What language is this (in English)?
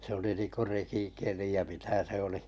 Finnish